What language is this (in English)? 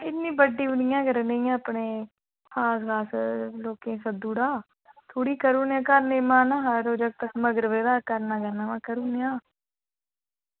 Dogri